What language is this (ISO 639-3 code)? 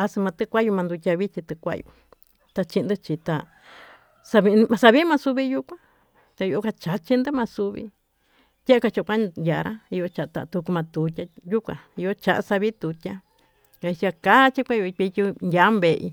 mtu